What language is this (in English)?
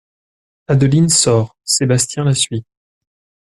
French